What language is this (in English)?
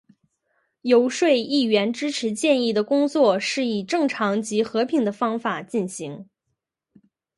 Chinese